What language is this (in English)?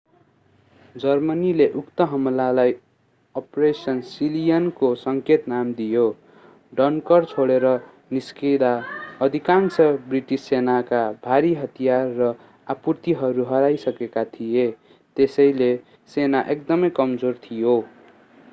Nepali